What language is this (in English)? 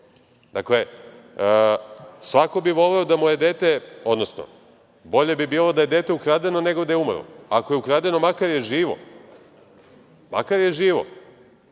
Serbian